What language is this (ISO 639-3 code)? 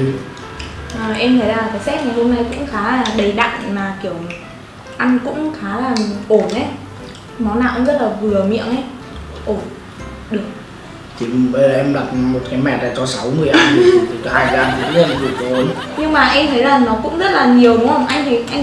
vie